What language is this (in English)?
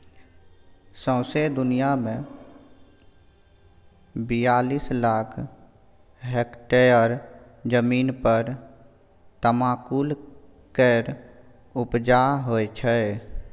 Maithili